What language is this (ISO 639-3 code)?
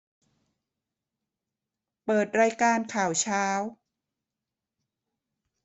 tha